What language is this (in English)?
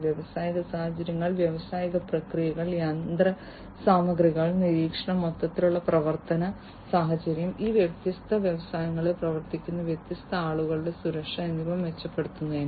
Malayalam